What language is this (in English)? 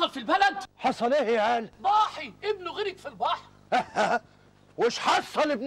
Arabic